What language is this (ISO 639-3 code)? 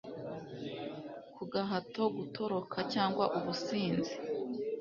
kin